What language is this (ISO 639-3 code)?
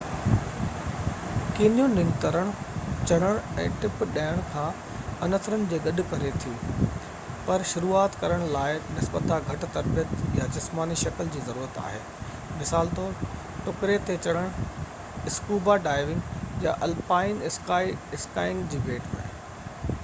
snd